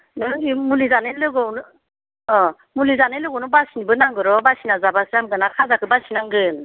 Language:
Bodo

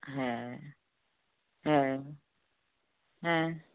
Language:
Bangla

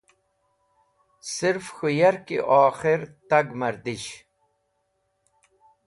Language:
Wakhi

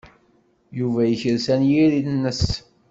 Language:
Kabyle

